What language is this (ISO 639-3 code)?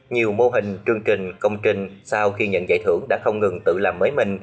vie